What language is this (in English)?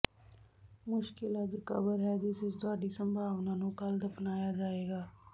Punjabi